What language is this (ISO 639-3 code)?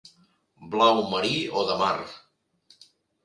cat